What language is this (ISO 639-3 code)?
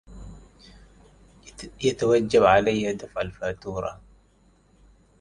ara